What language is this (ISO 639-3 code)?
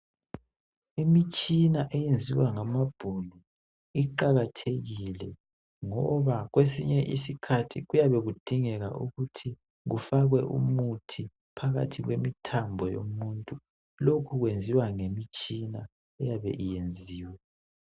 nde